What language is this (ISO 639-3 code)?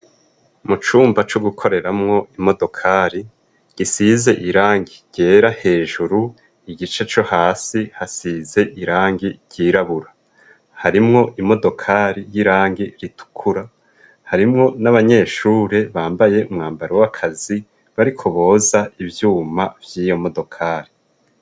run